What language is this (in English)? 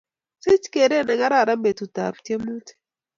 Kalenjin